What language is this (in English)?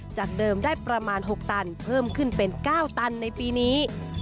Thai